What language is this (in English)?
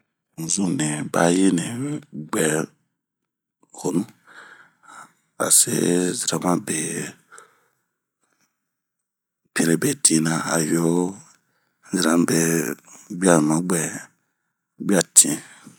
Bomu